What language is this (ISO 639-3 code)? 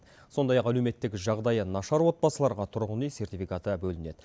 kaz